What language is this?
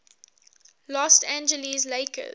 English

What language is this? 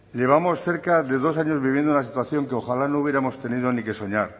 Spanish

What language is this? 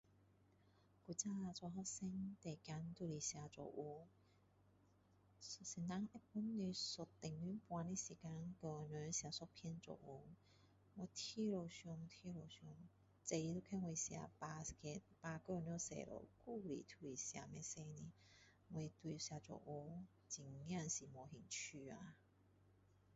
Min Dong Chinese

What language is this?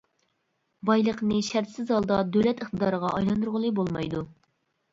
Uyghur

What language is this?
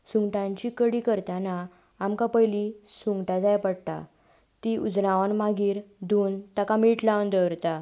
Konkani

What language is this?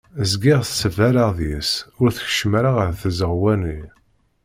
Kabyle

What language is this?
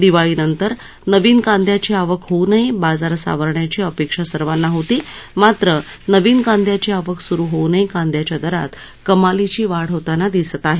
Marathi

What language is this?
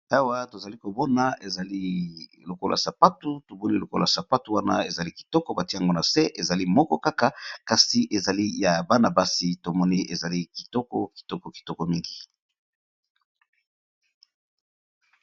Lingala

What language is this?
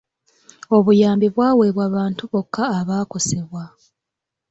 Ganda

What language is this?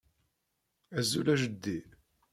Kabyle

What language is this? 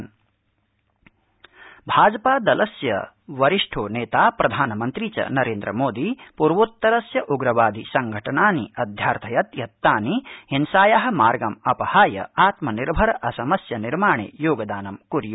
Sanskrit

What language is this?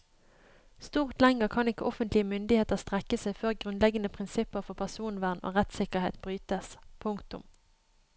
Norwegian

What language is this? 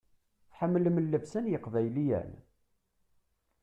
Kabyle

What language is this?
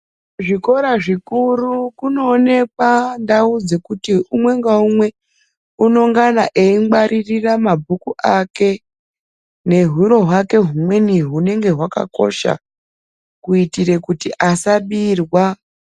Ndau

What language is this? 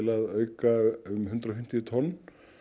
Icelandic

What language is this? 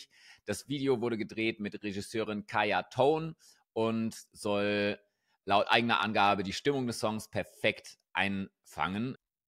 German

